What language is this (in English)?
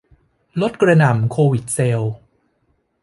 Thai